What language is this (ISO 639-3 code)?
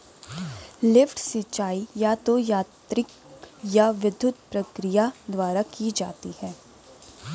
hin